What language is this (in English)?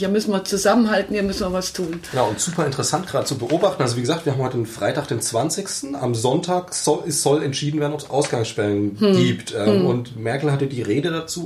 German